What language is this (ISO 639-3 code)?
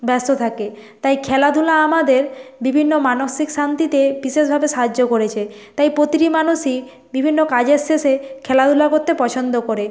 ben